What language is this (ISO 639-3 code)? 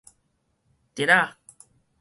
nan